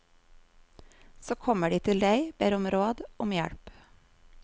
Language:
Norwegian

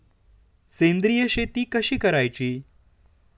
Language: Marathi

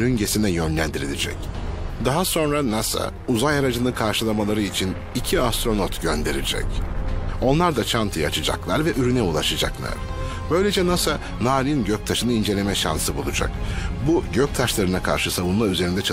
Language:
Turkish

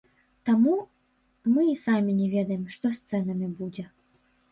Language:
Belarusian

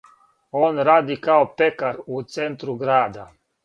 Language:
Serbian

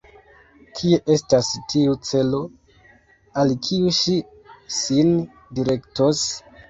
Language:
Esperanto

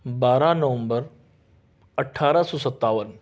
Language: Urdu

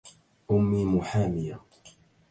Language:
Arabic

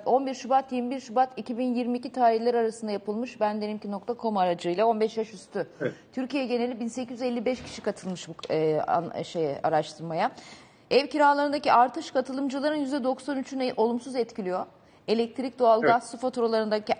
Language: Turkish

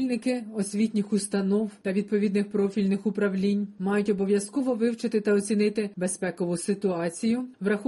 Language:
Ukrainian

